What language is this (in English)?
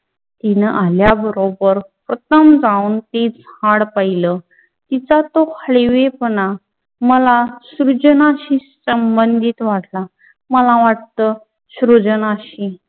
Marathi